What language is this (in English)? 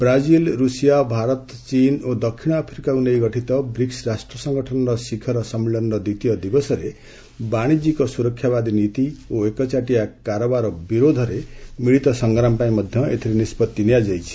Odia